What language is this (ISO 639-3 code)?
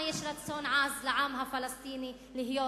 heb